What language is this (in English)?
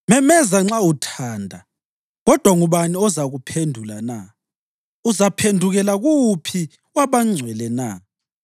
North Ndebele